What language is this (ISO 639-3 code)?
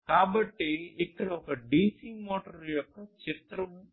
tel